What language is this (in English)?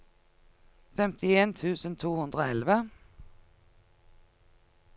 Norwegian